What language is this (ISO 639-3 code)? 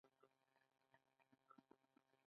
pus